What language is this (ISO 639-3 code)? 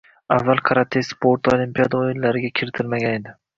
uzb